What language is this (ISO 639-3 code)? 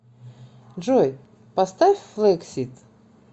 rus